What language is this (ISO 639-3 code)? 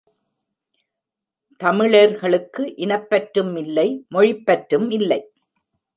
tam